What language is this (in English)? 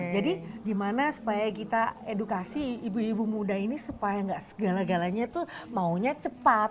Indonesian